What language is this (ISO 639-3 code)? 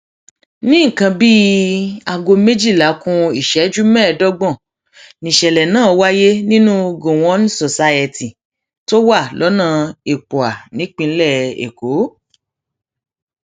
yor